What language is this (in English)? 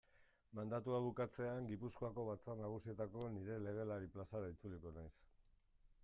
Basque